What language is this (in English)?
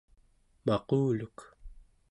Central Yupik